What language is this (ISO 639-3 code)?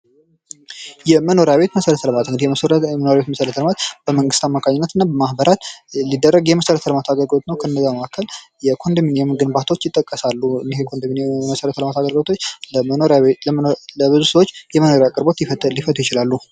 amh